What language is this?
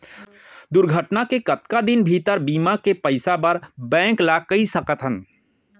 Chhattisgarhi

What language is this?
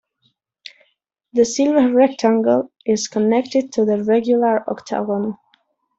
English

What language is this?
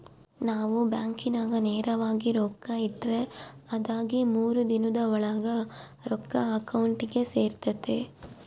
Kannada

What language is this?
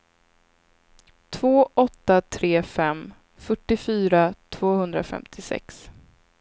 Swedish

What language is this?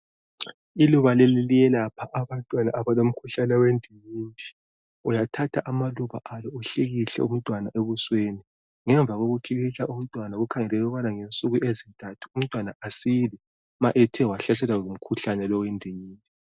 North Ndebele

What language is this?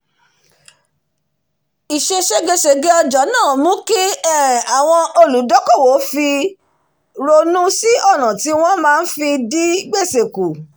Yoruba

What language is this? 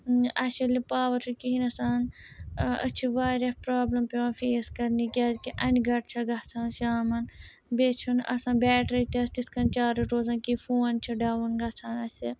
Kashmiri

